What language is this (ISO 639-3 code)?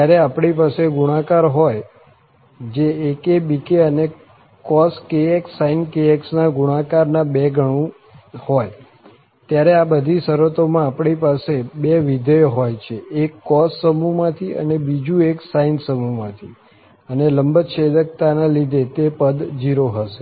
guj